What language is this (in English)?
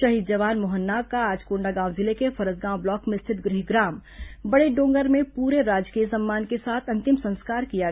Hindi